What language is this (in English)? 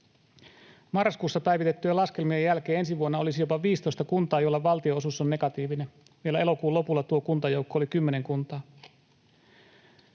Finnish